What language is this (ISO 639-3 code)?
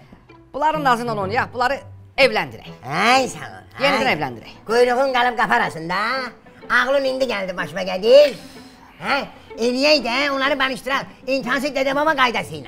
tur